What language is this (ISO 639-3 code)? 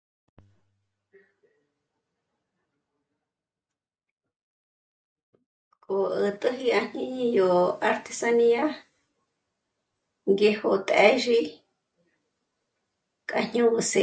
mmc